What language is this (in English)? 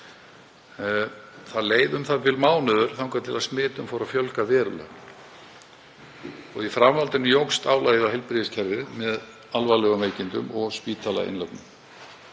Icelandic